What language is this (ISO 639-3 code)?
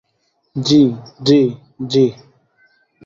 ben